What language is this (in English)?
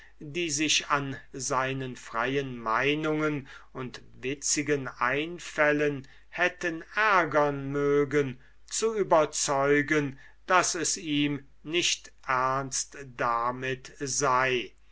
German